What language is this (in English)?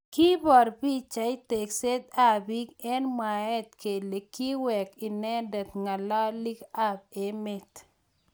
Kalenjin